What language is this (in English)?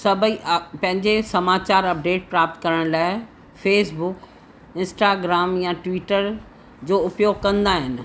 Sindhi